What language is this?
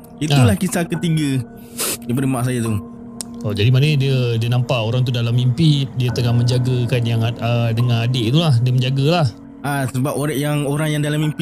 Malay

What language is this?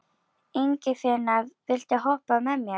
Icelandic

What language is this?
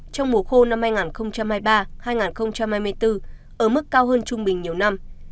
Vietnamese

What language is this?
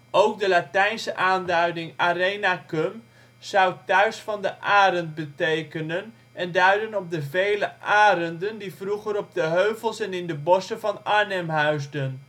Dutch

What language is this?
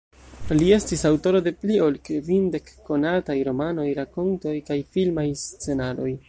Esperanto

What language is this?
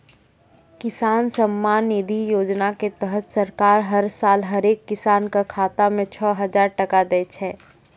Maithili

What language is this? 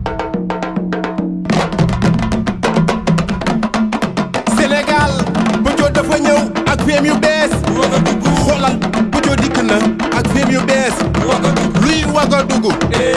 French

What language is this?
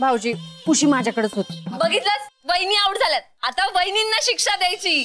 Marathi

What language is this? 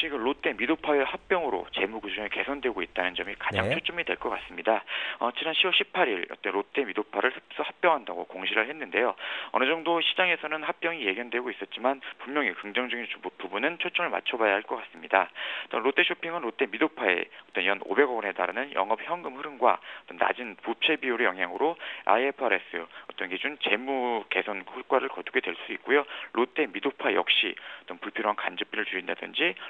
Korean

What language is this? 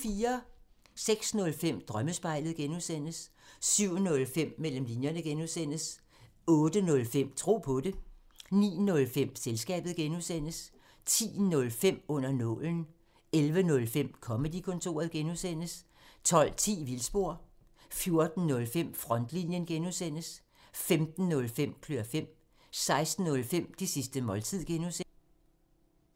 Danish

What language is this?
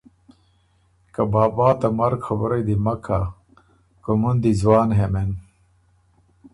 Ormuri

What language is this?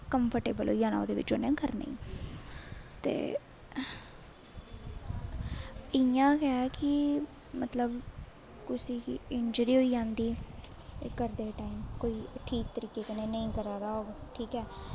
Dogri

